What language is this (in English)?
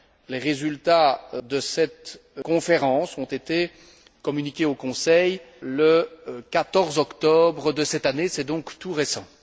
French